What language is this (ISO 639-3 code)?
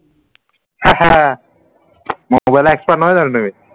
asm